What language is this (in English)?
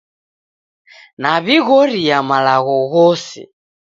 Taita